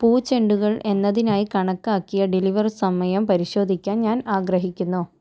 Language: Malayalam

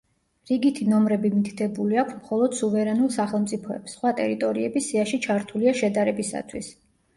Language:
Georgian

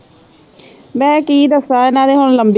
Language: Punjabi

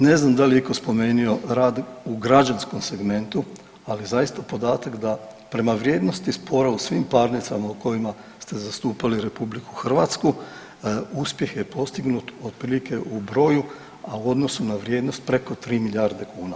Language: Croatian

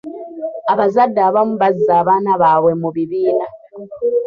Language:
Ganda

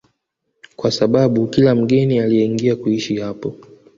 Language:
Swahili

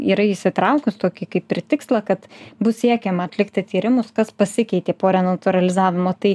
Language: Lithuanian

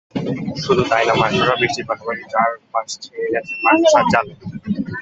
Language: Bangla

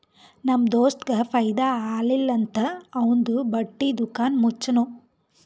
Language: Kannada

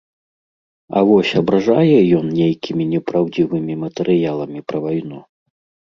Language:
Belarusian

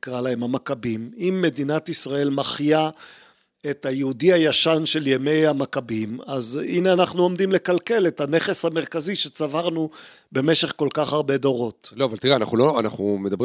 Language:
Hebrew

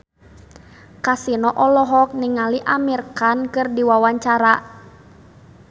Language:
Sundanese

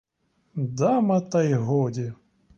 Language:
Ukrainian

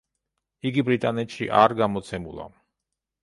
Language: Georgian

